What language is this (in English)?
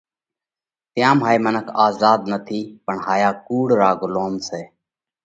Parkari Koli